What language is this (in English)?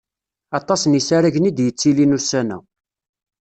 Kabyle